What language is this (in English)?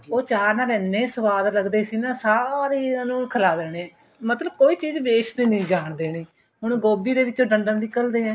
Punjabi